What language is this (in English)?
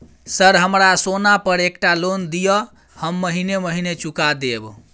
Maithili